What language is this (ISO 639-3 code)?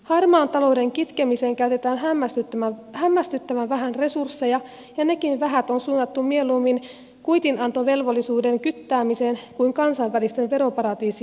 fin